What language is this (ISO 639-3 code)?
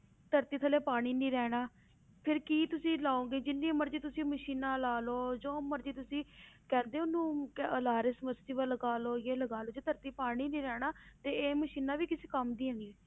pan